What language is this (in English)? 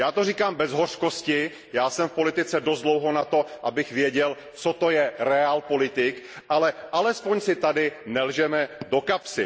Czech